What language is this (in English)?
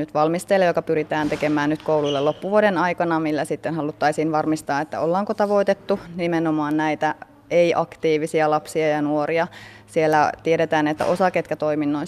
Finnish